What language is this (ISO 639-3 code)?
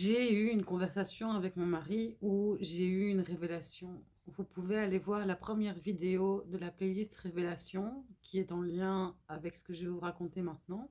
fra